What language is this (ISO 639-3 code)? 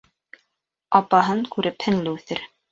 bak